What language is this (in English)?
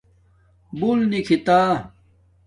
Domaaki